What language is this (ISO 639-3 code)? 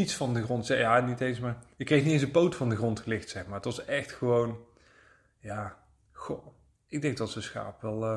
nld